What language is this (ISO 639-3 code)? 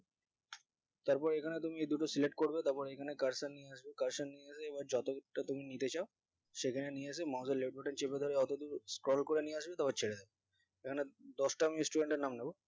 ben